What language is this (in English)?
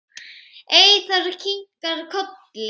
Icelandic